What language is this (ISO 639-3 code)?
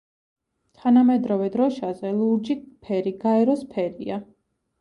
kat